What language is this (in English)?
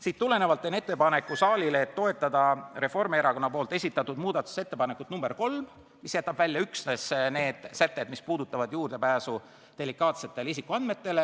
Estonian